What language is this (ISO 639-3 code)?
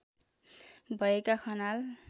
nep